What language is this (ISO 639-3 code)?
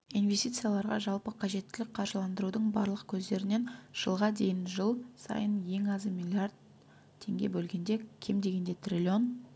kaz